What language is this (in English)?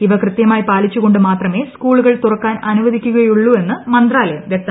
Malayalam